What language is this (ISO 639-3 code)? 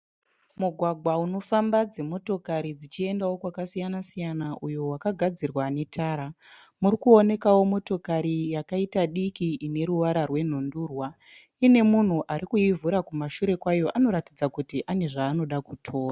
sna